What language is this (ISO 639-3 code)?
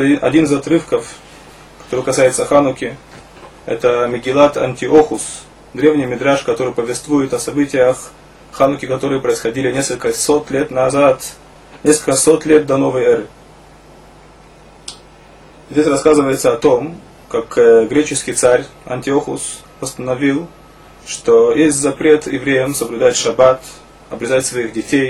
rus